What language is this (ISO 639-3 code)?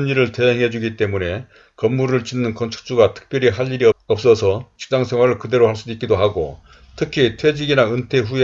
kor